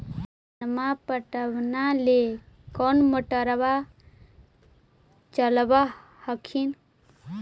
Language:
Magahi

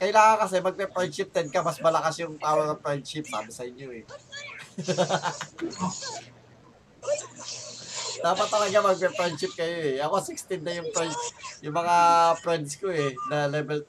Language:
Filipino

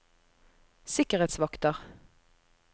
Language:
Norwegian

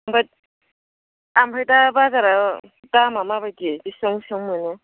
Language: Bodo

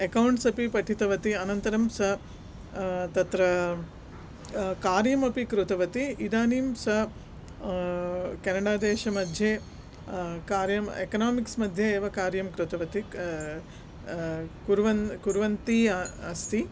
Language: Sanskrit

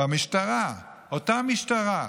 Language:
Hebrew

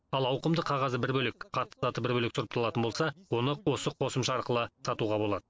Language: Kazakh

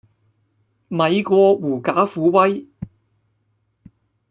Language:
Cantonese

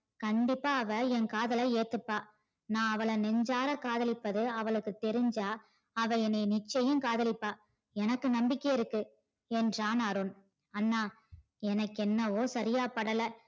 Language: Tamil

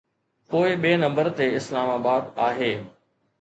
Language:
Sindhi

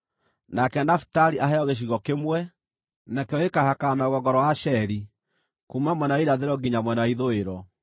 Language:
Kikuyu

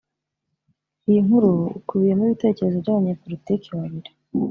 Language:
Kinyarwanda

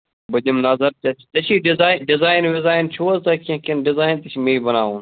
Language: Kashmiri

